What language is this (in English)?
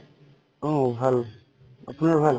Assamese